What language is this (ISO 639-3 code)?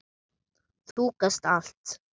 isl